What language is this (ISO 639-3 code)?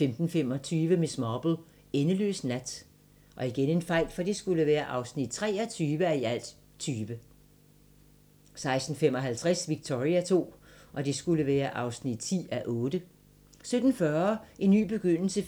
dan